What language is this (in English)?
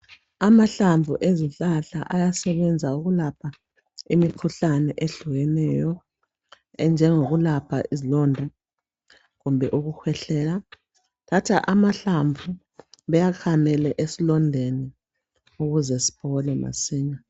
North Ndebele